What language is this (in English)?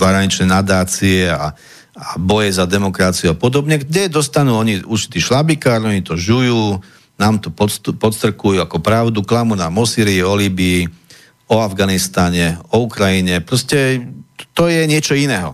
Slovak